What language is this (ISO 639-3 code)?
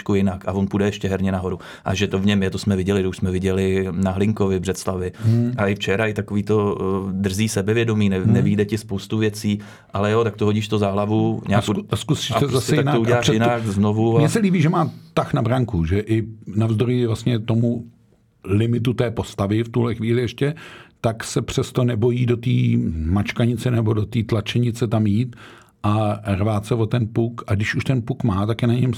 ces